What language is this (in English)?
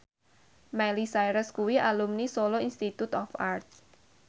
Javanese